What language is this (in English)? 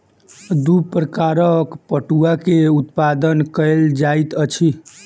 Maithili